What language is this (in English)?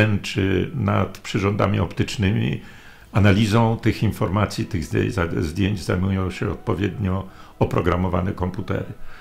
Polish